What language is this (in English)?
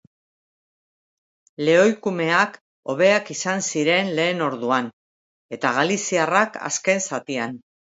Basque